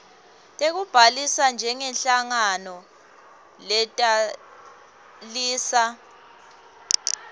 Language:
Swati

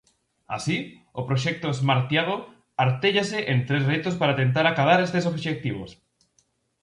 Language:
Galician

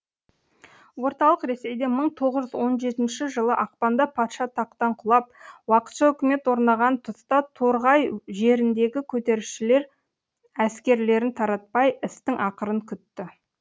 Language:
Kazakh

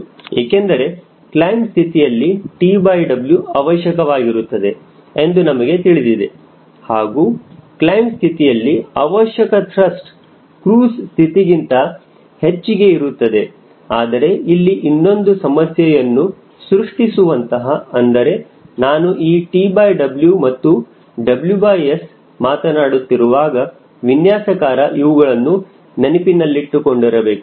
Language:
Kannada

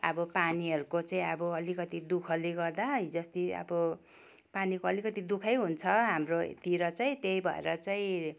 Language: Nepali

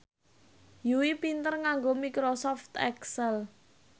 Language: Javanese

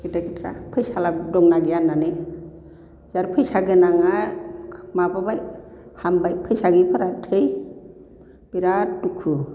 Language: Bodo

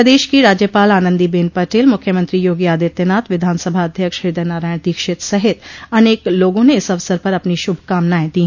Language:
Hindi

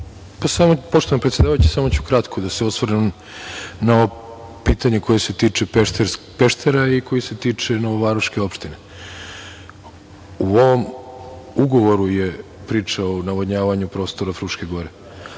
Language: Serbian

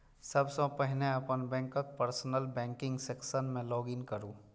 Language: Maithili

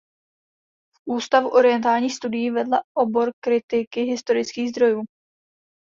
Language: Czech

